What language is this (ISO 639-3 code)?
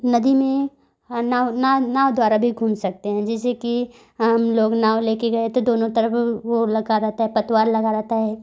hin